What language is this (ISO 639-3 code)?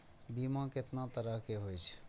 mai